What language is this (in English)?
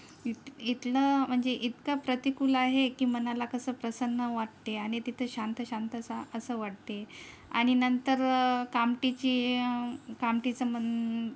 Marathi